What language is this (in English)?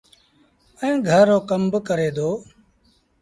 Sindhi Bhil